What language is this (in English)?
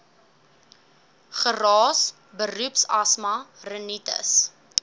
Afrikaans